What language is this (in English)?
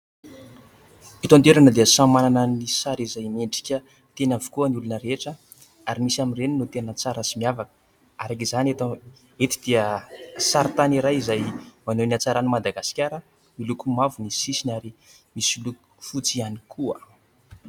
Malagasy